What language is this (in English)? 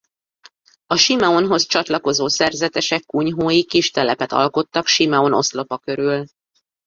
Hungarian